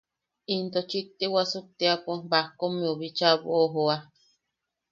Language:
Yaqui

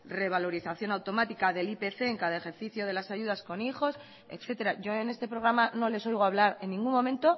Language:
Spanish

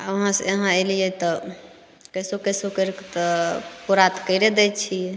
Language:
Maithili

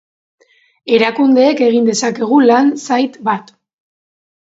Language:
Basque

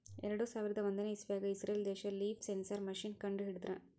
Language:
Kannada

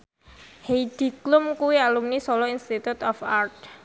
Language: Javanese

